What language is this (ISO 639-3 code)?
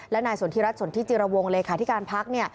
tha